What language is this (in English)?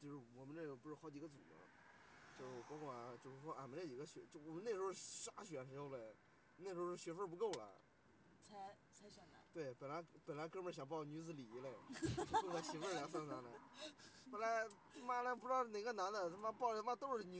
Chinese